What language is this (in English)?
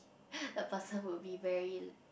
English